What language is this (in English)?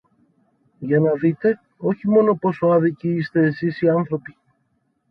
Greek